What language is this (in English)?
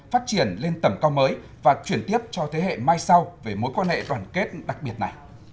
Vietnamese